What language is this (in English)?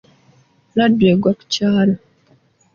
Ganda